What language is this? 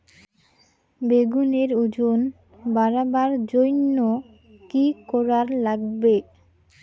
Bangla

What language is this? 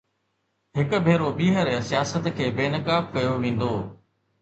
Sindhi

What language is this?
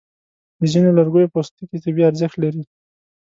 Pashto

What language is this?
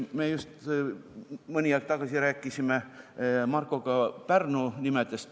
Estonian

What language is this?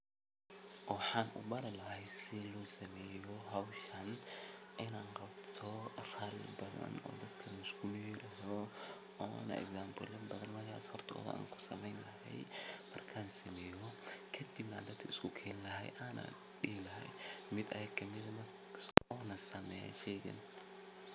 Somali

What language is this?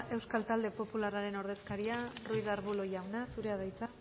Basque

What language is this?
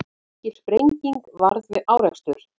Icelandic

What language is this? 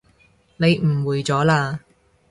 Cantonese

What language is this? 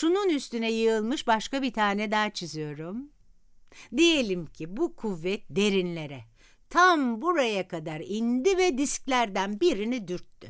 Turkish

